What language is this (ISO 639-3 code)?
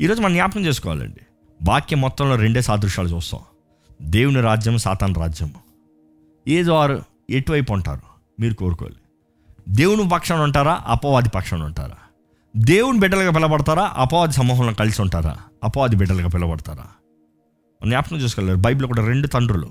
tel